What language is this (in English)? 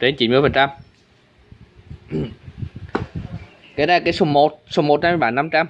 Vietnamese